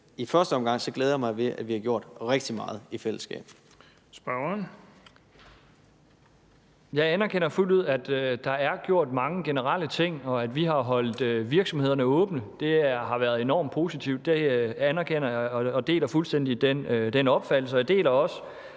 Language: Danish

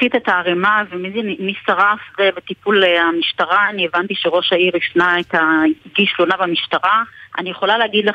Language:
Hebrew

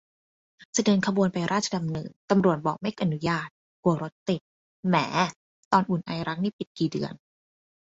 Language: Thai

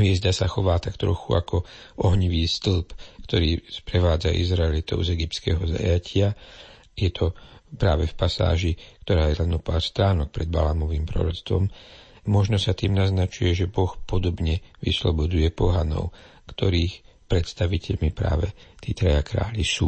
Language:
Slovak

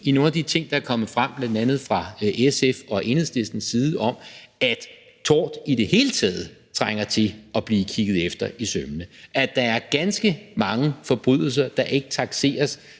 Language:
Danish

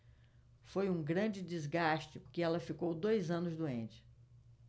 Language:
Portuguese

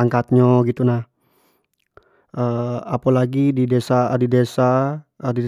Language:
Jambi Malay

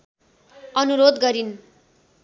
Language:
Nepali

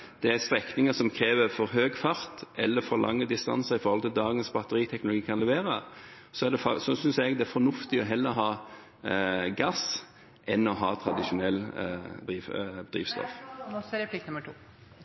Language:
Norwegian Bokmål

